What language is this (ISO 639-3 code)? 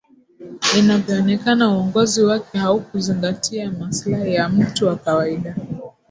swa